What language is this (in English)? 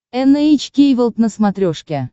Russian